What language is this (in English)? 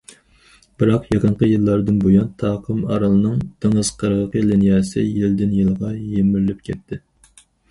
Uyghur